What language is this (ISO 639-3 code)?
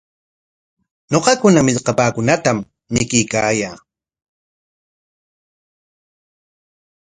qwa